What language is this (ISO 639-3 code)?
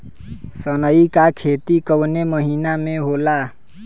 bho